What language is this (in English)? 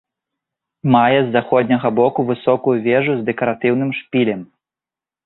Belarusian